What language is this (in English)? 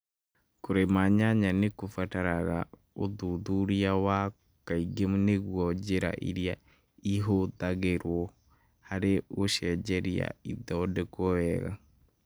Kikuyu